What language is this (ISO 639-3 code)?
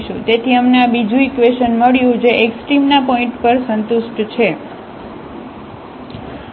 guj